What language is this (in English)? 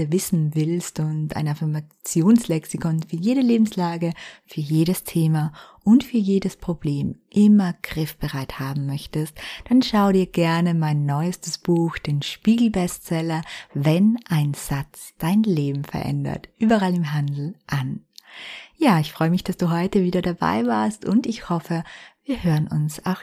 German